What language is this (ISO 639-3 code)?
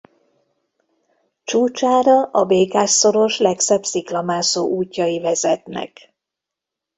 hun